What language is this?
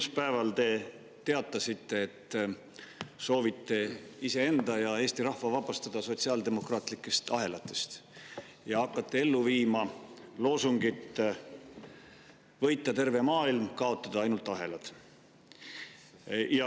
Estonian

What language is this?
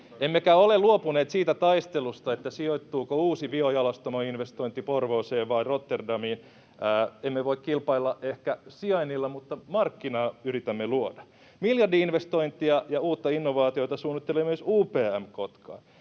Finnish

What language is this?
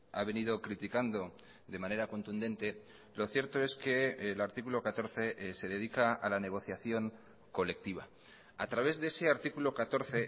Spanish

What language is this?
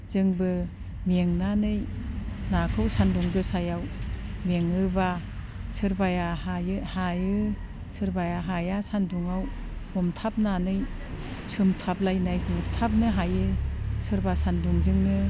Bodo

